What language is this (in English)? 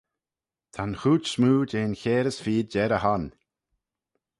Manx